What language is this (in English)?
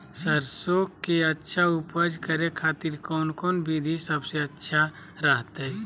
Magahi